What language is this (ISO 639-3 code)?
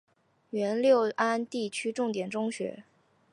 zho